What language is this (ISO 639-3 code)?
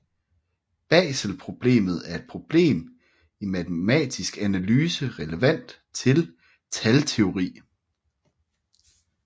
dan